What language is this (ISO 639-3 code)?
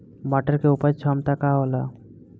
bho